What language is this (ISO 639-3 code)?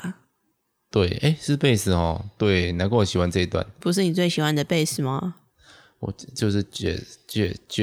zho